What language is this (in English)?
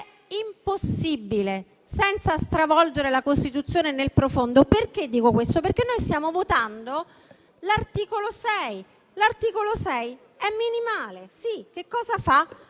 Italian